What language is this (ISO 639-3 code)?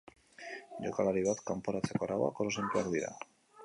eus